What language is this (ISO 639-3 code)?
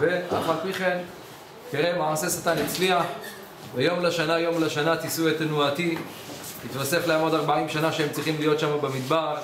heb